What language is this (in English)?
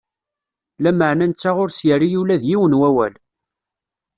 Kabyle